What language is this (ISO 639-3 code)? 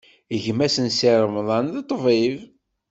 kab